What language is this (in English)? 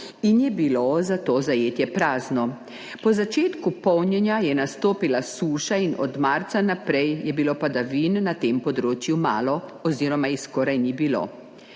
Slovenian